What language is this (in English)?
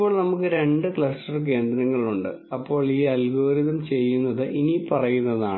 Malayalam